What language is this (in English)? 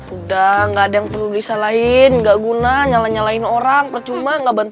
Indonesian